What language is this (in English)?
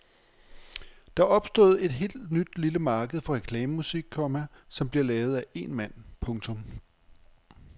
Danish